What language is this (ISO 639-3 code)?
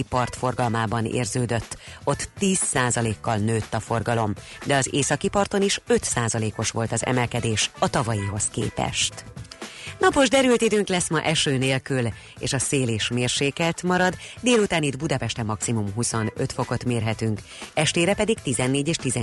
hun